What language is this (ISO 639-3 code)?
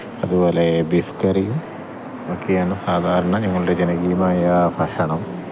mal